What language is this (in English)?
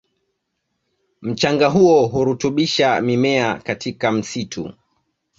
Swahili